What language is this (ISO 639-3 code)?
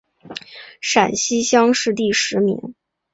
zho